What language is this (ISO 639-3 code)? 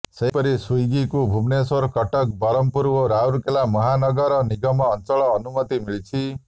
ori